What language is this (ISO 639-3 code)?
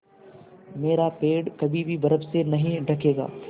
hin